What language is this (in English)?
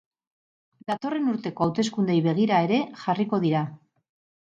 Basque